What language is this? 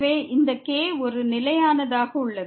Tamil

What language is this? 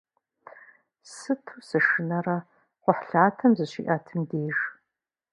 Kabardian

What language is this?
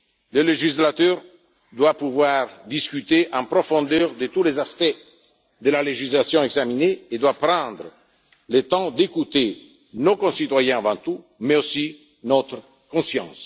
French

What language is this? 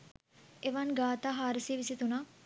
Sinhala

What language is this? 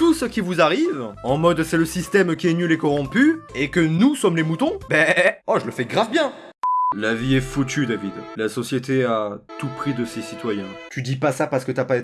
French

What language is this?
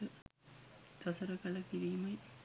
Sinhala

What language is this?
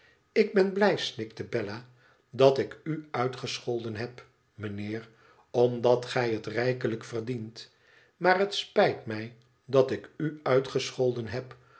Dutch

